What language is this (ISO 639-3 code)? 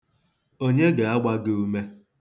ibo